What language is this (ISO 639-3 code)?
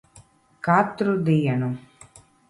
lav